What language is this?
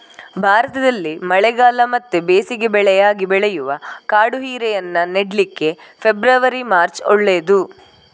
Kannada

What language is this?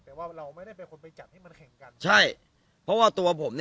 Thai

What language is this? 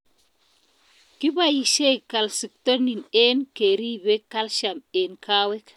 Kalenjin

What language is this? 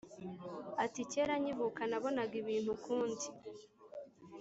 Kinyarwanda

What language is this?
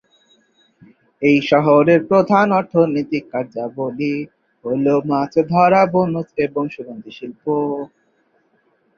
Bangla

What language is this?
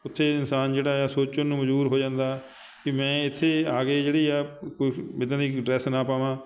Punjabi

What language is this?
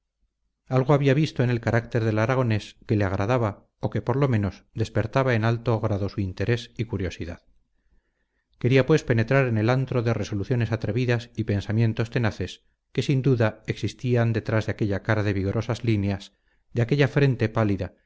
Spanish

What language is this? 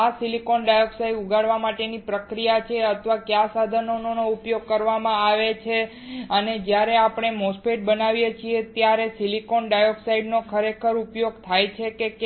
Gujarati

